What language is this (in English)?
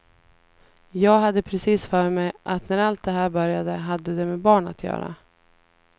Swedish